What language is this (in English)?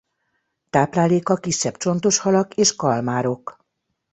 Hungarian